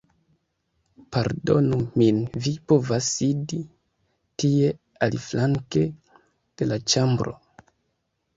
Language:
Esperanto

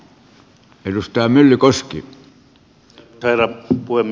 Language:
Finnish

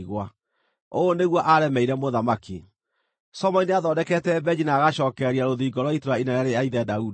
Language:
Kikuyu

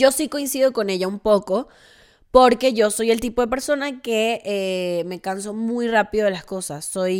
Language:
Spanish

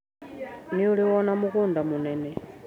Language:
Kikuyu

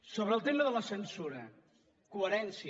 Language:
Catalan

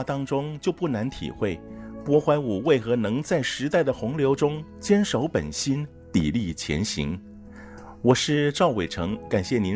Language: Chinese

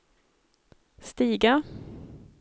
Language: Swedish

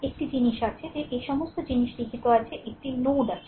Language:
Bangla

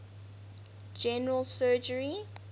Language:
English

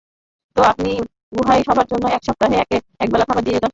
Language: Bangla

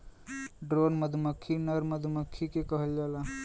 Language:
Bhojpuri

